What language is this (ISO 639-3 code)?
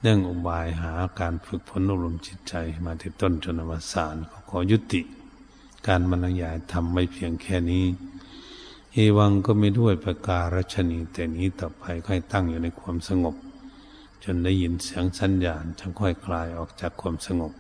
tha